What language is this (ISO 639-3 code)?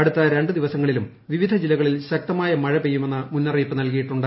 mal